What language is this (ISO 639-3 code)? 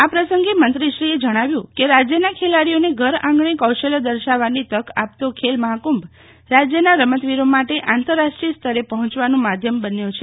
guj